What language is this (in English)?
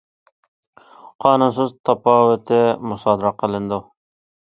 Uyghur